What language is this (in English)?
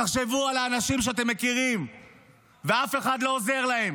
Hebrew